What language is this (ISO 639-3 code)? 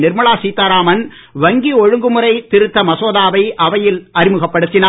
tam